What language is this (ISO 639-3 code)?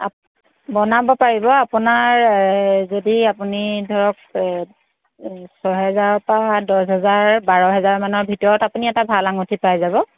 asm